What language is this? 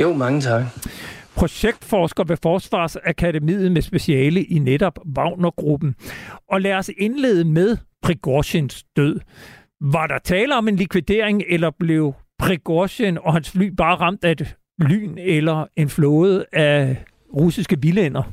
Danish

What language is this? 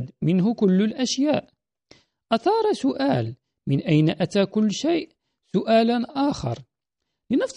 Arabic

